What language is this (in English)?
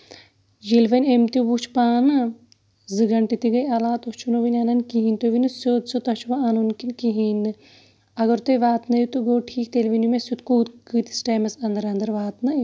Kashmiri